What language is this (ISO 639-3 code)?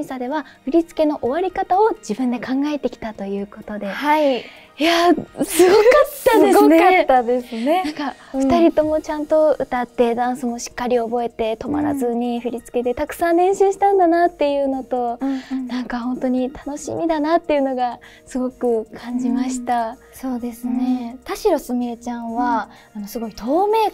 jpn